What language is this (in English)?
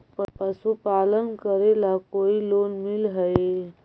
Magahi